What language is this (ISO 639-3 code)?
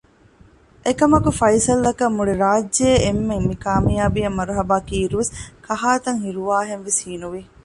div